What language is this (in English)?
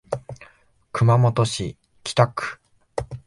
Japanese